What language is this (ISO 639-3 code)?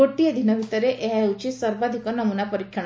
ori